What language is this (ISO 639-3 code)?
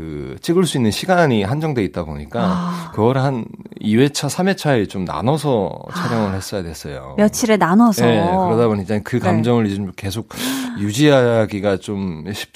kor